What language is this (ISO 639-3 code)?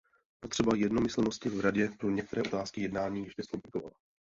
ces